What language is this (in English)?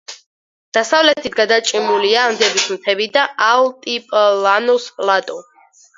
Georgian